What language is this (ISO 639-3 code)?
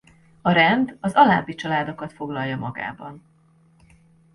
hun